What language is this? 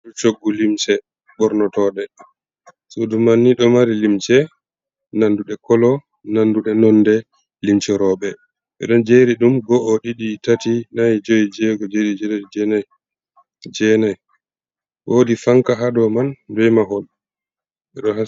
Fula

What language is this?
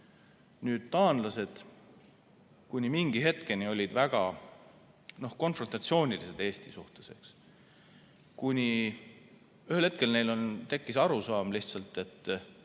Estonian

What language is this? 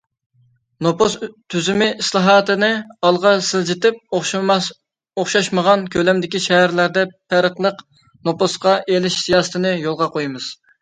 Uyghur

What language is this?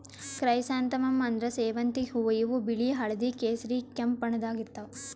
Kannada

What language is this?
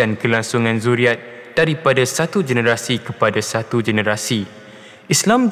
Malay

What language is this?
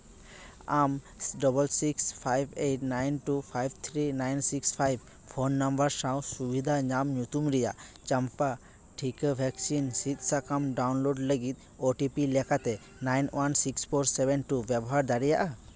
Santali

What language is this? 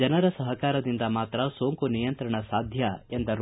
Kannada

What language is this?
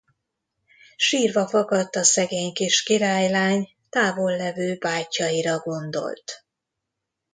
Hungarian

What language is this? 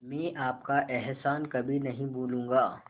Hindi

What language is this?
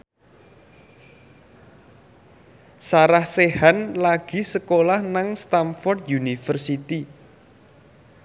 Javanese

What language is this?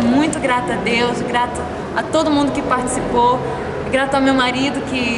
Portuguese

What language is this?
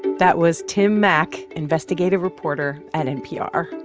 English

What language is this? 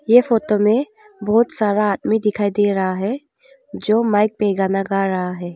Hindi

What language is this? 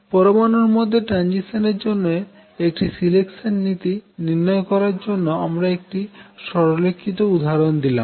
Bangla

